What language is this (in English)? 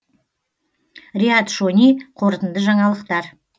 Kazakh